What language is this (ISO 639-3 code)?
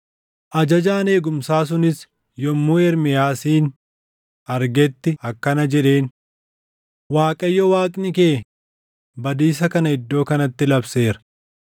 orm